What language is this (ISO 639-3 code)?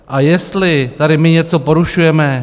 ces